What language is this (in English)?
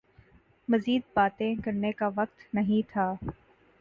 Urdu